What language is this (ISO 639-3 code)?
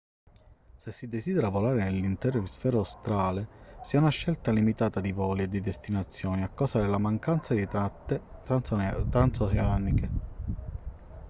ita